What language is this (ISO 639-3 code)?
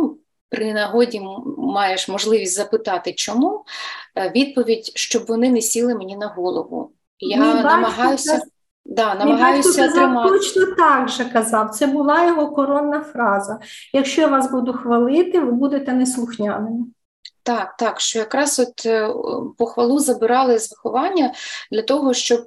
ukr